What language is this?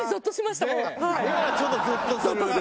Japanese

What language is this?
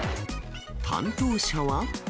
Japanese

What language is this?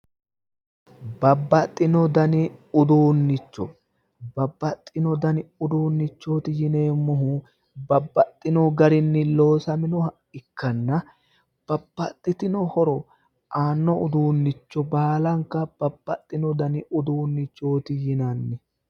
Sidamo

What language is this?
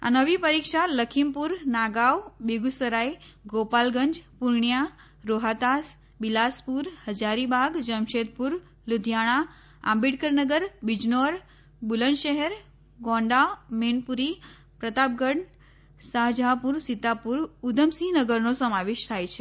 Gujarati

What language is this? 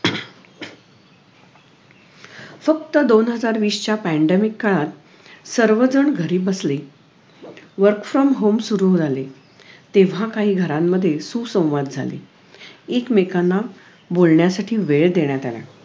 Marathi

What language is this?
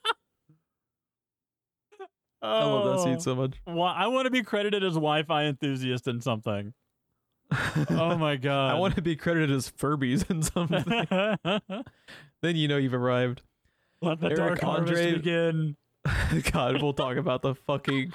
English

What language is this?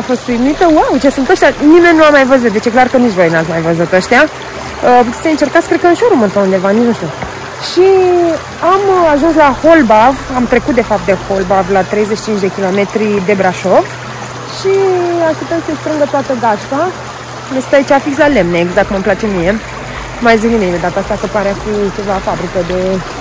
Romanian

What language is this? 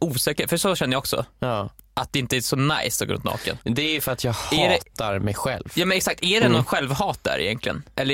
Swedish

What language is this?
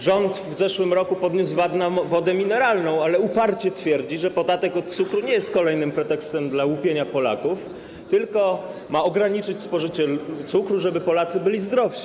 Polish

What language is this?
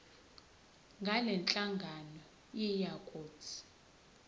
Zulu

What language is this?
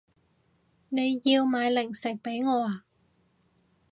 Cantonese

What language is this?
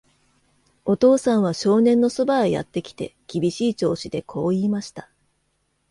Japanese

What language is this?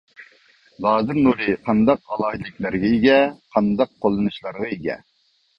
Uyghur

